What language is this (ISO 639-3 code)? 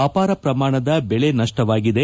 kan